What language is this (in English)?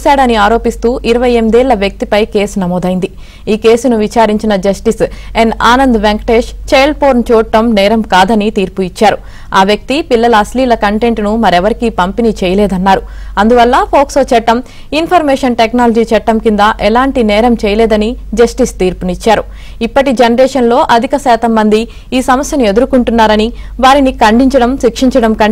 Telugu